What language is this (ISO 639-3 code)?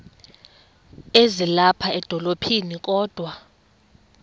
xho